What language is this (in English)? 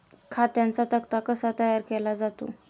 Marathi